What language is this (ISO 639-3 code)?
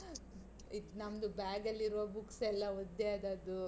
kan